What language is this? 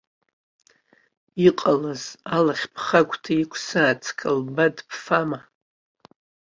Abkhazian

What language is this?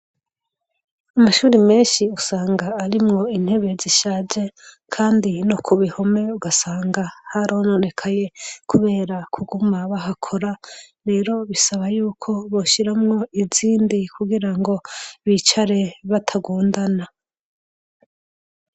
Rundi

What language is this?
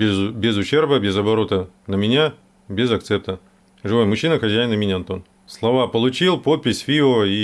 Russian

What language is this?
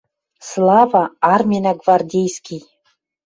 Western Mari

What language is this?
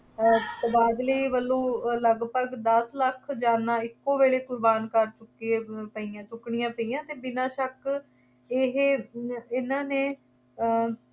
Punjabi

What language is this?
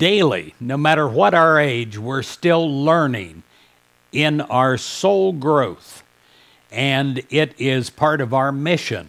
English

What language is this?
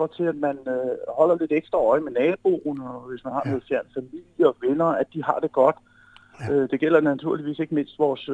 Danish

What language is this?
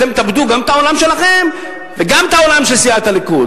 Hebrew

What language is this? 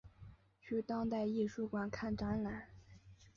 Chinese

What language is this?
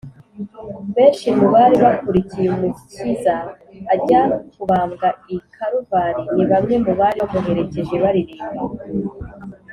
Kinyarwanda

